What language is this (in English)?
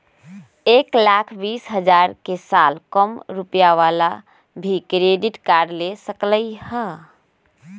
Magahi